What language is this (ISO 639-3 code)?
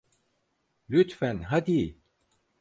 tur